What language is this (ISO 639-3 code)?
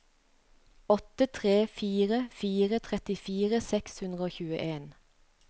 nor